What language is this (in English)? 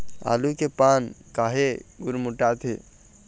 Chhattisgarhi